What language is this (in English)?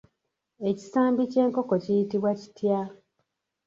Ganda